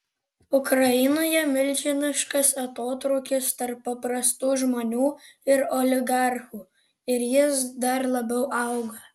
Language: Lithuanian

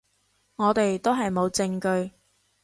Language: Cantonese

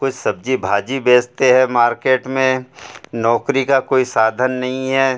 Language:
Hindi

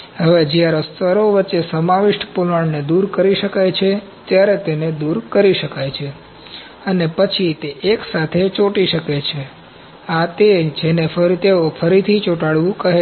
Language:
Gujarati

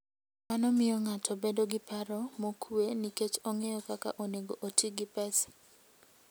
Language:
Luo (Kenya and Tanzania)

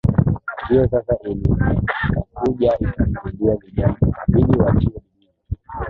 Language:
Swahili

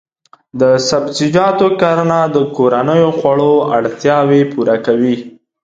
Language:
Pashto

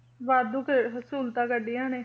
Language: Punjabi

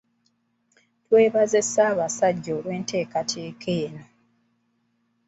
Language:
Ganda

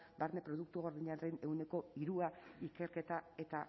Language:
Basque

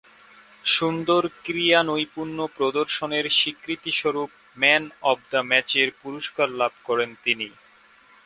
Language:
Bangla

